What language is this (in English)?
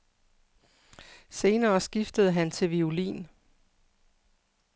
Danish